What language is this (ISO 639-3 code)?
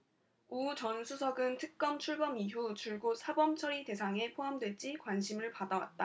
kor